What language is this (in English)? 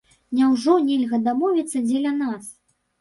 Belarusian